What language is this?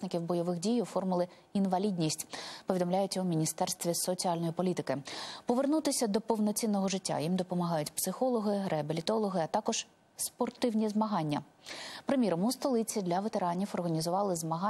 Ukrainian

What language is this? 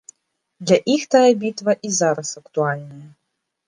Belarusian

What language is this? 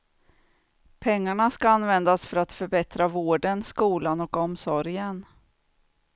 Swedish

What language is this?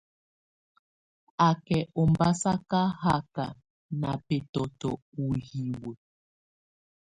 Tunen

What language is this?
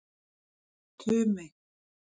Icelandic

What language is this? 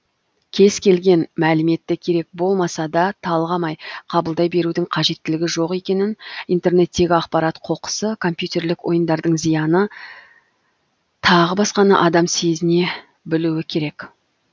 Kazakh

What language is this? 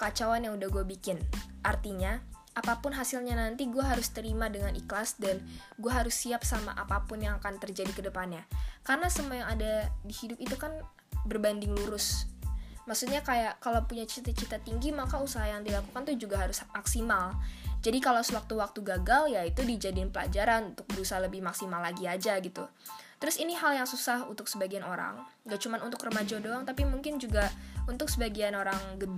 Indonesian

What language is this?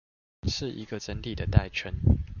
Chinese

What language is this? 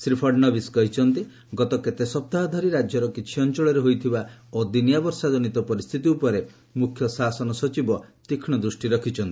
Odia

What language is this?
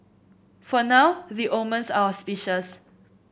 English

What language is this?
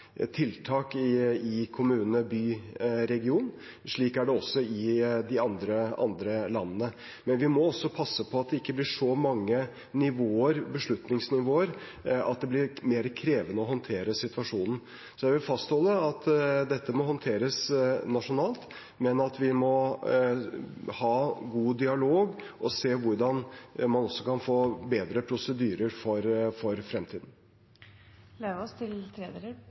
Norwegian Bokmål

